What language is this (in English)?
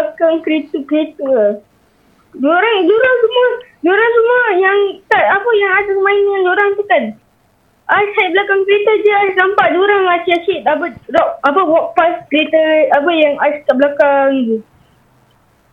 Malay